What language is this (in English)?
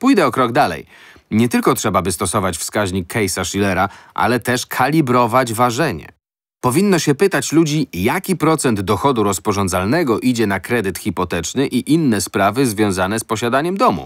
Polish